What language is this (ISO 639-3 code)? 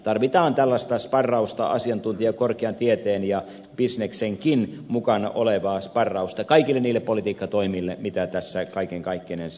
fin